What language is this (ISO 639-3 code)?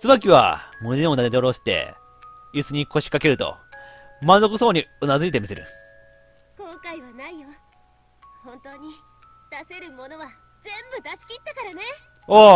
jpn